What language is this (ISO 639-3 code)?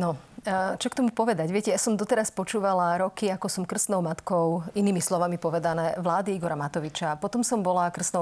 slk